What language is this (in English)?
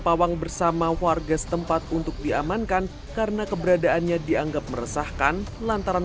Indonesian